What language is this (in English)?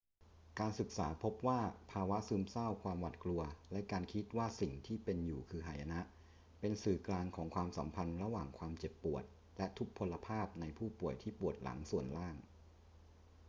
Thai